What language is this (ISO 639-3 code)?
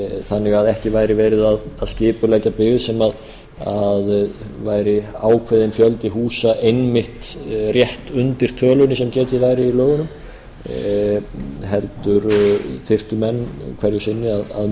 isl